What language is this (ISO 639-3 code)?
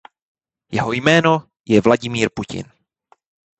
ces